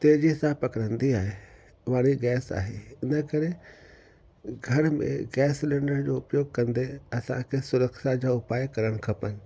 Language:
Sindhi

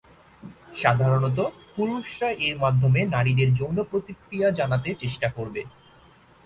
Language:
Bangla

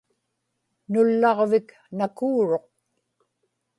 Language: Inupiaq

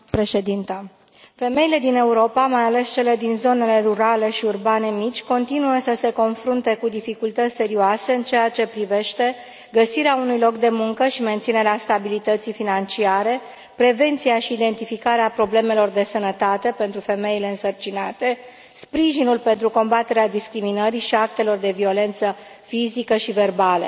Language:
Romanian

